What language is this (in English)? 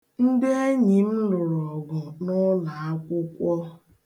Igbo